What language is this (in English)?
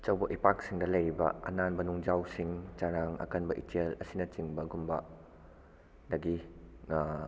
Manipuri